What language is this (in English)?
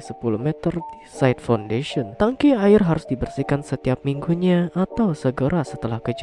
Indonesian